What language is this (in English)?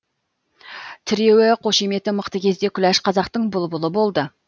Kazakh